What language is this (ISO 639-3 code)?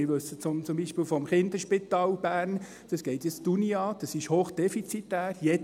gsw